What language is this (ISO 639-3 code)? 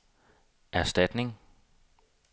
dan